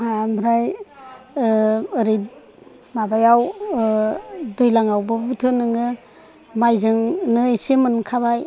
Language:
Bodo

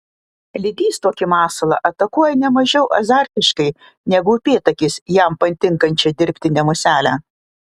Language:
Lithuanian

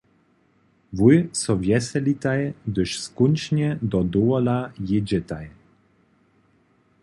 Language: Upper Sorbian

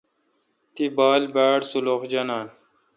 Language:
Kalkoti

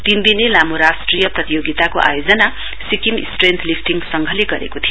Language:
Nepali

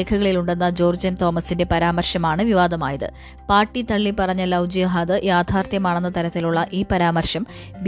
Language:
Malayalam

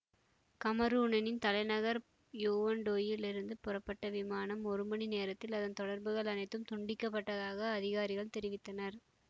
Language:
Tamil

